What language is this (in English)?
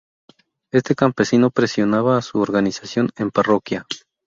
Spanish